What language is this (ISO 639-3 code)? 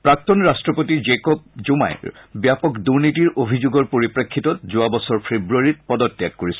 asm